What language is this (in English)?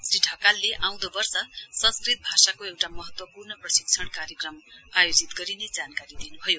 Nepali